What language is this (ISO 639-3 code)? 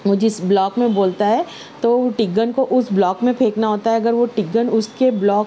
urd